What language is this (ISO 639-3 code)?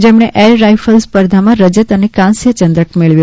guj